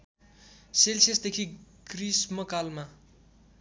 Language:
Nepali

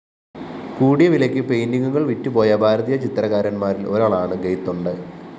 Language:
Malayalam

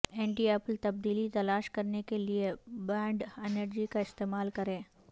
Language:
Urdu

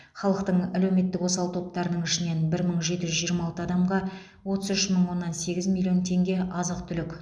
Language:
Kazakh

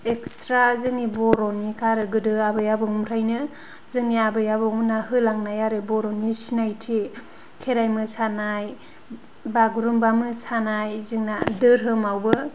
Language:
Bodo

